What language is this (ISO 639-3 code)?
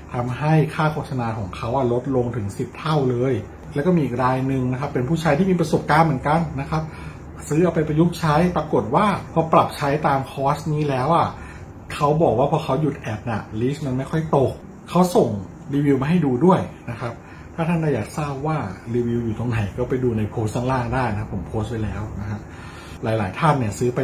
tha